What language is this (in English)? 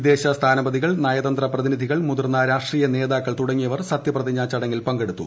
Malayalam